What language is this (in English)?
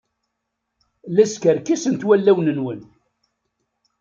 Kabyle